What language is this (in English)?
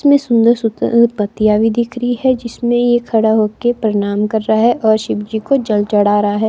Hindi